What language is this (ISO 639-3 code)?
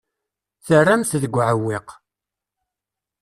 kab